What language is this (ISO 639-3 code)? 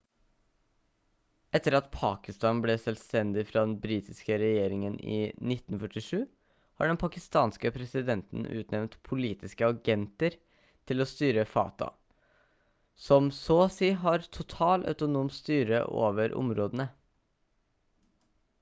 nob